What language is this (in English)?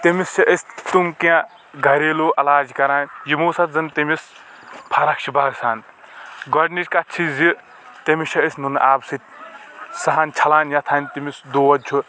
Kashmiri